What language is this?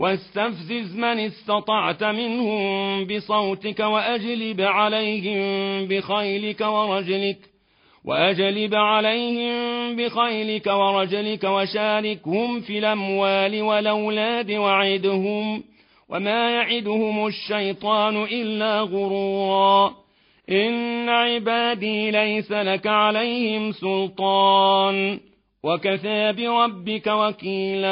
Arabic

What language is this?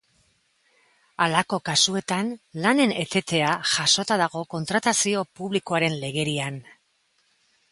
Basque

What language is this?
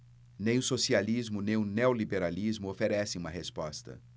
Portuguese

